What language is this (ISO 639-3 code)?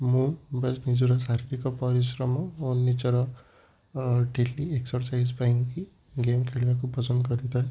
ori